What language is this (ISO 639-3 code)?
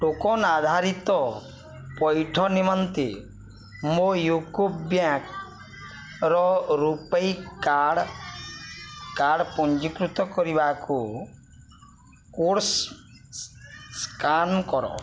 ori